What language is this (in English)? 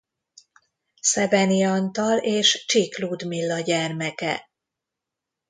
Hungarian